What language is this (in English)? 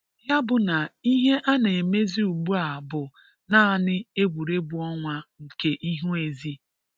Igbo